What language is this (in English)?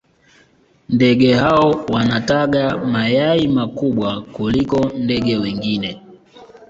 Swahili